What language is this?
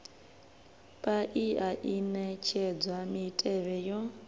Venda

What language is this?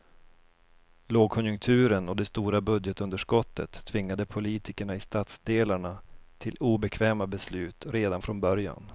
Swedish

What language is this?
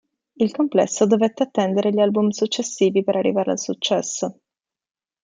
Italian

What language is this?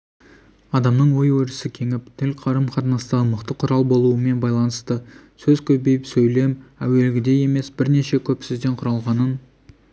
Kazakh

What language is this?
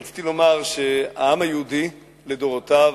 Hebrew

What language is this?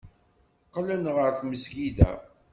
Kabyle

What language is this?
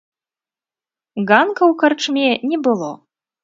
Belarusian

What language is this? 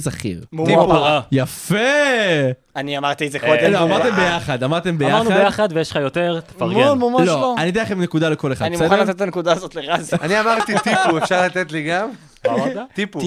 Hebrew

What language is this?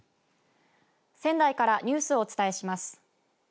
Japanese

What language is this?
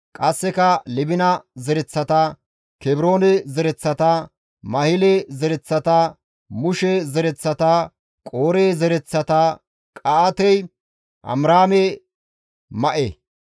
Gamo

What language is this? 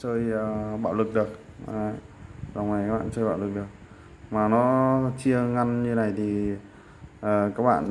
Vietnamese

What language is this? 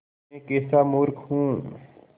Hindi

